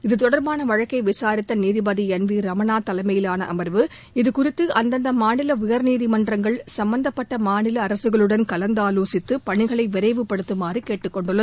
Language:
Tamil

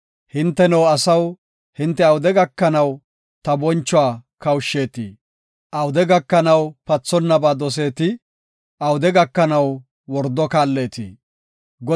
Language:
Gofa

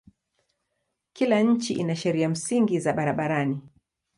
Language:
Swahili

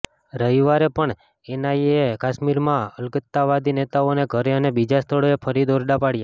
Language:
Gujarati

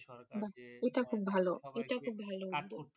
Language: Bangla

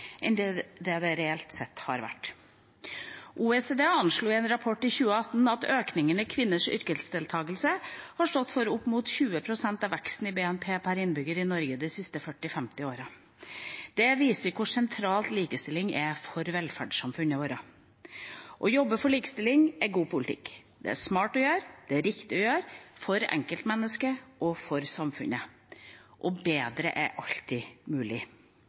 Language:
Norwegian Bokmål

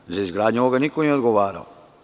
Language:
Serbian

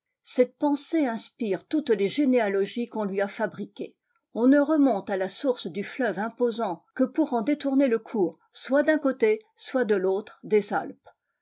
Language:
French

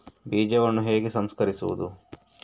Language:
Kannada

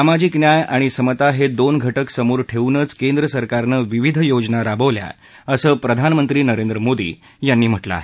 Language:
Marathi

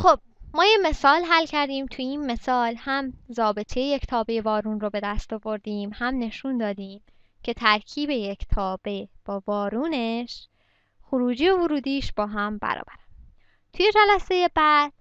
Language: Persian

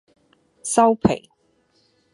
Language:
Cantonese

